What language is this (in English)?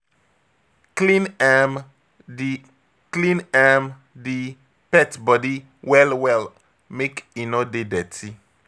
Nigerian Pidgin